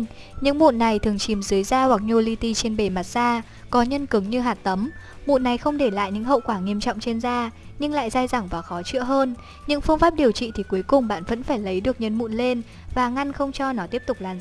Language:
Vietnamese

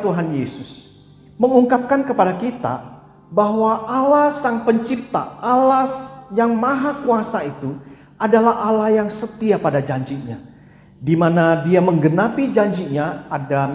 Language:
Indonesian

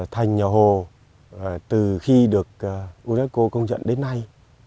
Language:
Vietnamese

